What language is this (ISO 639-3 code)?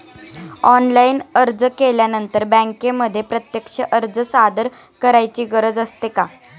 mar